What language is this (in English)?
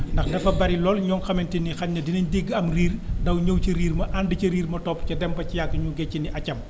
Wolof